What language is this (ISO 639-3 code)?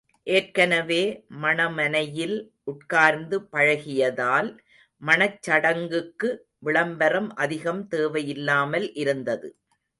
tam